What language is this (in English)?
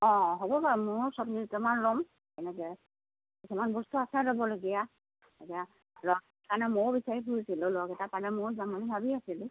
Assamese